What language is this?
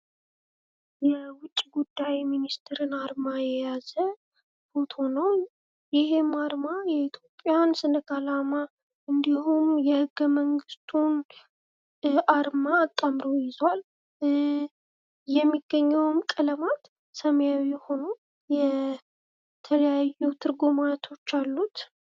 Amharic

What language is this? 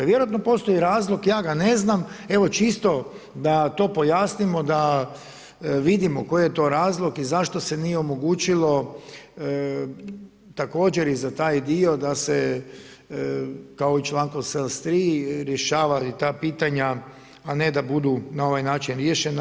Croatian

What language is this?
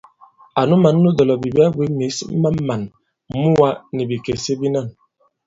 Bankon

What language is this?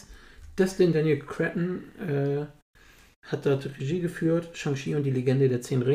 German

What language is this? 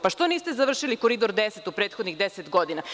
Serbian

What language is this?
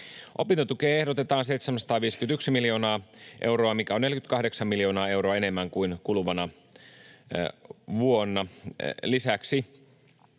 Finnish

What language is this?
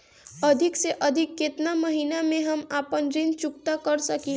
Bhojpuri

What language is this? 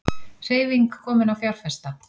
Icelandic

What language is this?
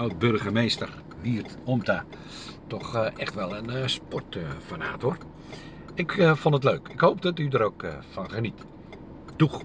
Dutch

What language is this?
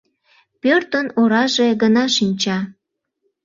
Mari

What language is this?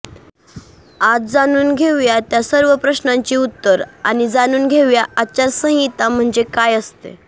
Marathi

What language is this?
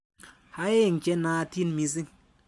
Kalenjin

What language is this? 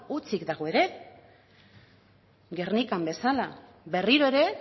Basque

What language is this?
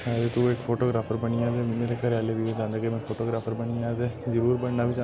Dogri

